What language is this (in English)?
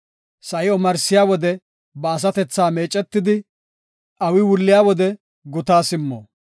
Gofa